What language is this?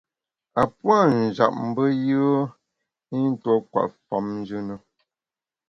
Bamun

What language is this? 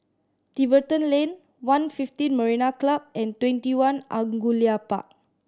English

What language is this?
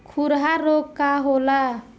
Bhojpuri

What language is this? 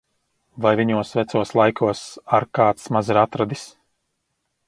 Latvian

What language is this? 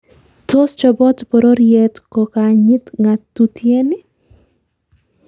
Kalenjin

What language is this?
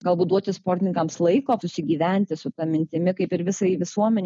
Lithuanian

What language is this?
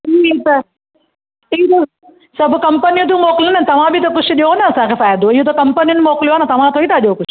Sindhi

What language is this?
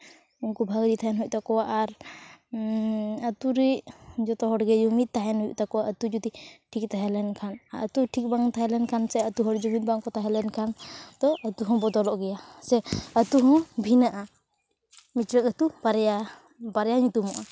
Santali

